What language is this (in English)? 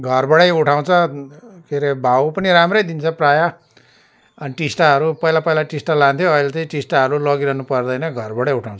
Nepali